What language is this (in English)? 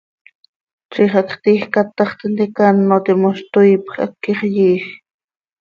Seri